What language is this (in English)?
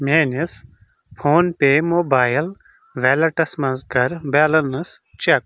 Kashmiri